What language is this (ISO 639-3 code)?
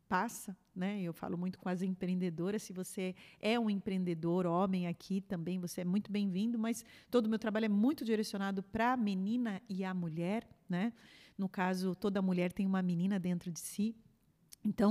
por